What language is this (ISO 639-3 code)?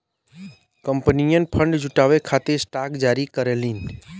bho